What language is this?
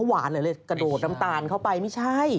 Thai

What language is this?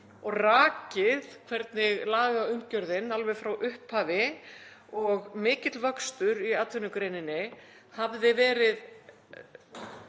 Icelandic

